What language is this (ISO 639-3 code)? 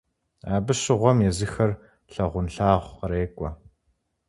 kbd